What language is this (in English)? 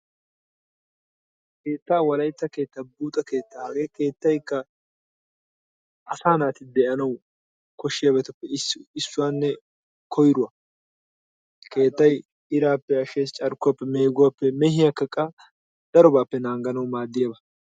Wolaytta